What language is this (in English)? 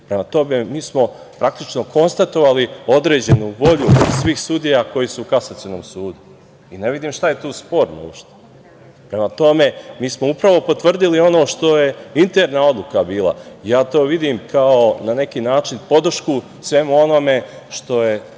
Serbian